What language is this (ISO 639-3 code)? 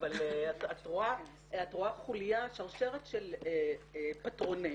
heb